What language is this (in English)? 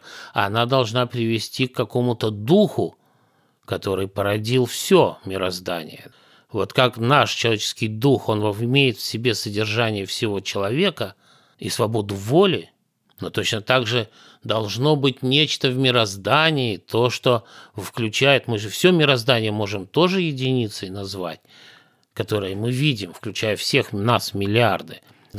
Russian